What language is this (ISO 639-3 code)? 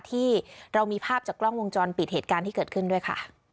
tha